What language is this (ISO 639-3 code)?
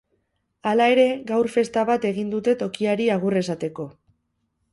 eus